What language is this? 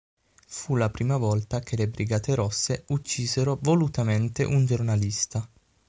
Italian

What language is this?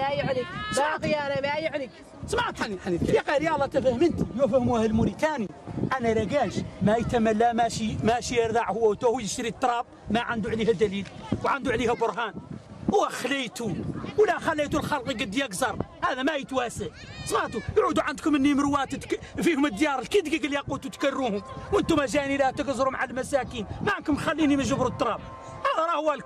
Arabic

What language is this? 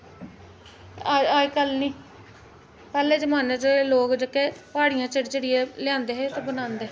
Dogri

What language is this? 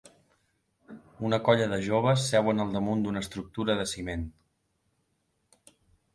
Catalan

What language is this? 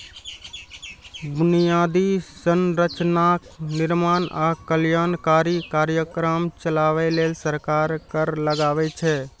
Maithili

